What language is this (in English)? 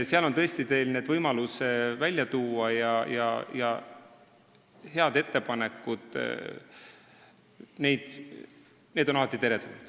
Estonian